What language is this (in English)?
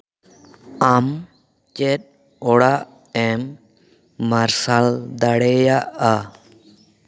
Santali